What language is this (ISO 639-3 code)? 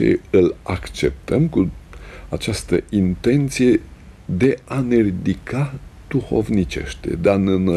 ron